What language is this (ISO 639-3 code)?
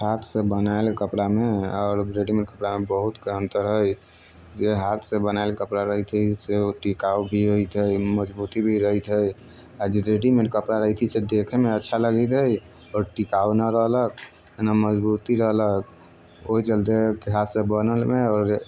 mai